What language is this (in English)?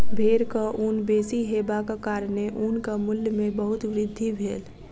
Maithili